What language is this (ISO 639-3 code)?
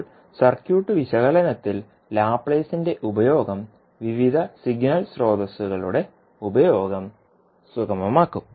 mal